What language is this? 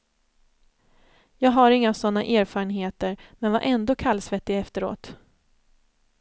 Swedish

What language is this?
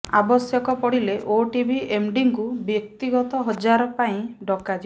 Odia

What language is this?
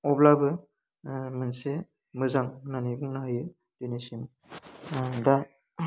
Bodo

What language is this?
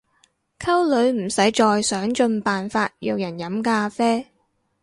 Cantonese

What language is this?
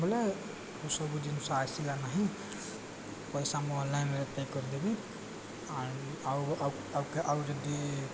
Odia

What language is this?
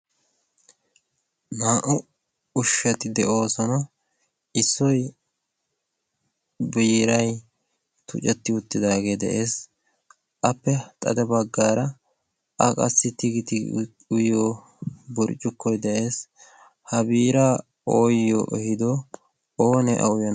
Wolaytta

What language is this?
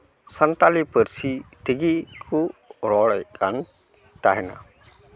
Santali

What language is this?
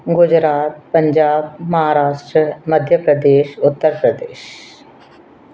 Sindhi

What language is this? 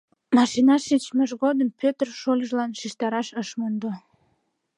Mari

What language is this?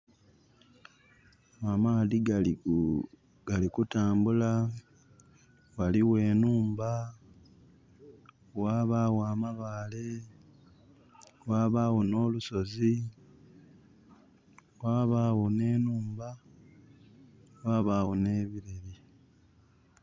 Soga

